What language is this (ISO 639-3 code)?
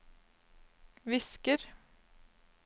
nor